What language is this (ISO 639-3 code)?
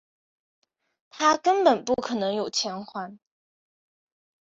zho